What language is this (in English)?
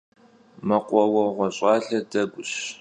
Kabardian